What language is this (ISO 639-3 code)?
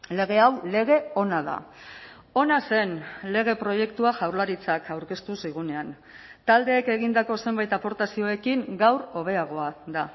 eus